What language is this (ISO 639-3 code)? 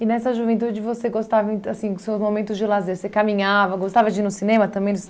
por